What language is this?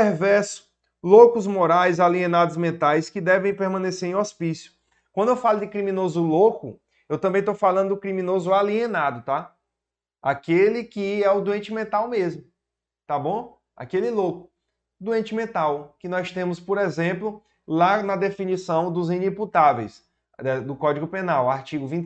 Portuguese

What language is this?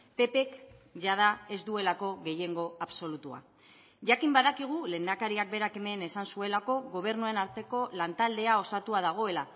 Basque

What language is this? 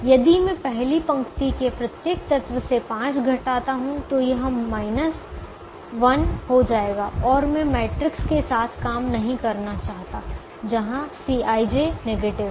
Hindi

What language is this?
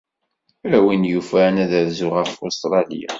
Kabyle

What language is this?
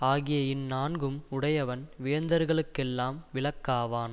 Tamil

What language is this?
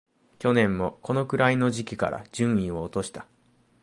Japanese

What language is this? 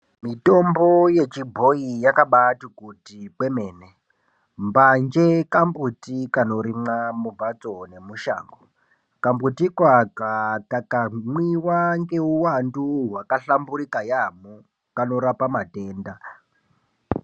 Ndau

